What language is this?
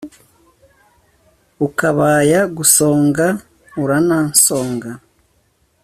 Kinyarwanda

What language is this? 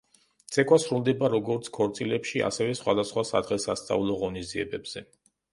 Georgian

